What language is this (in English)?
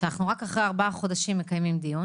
Hebrew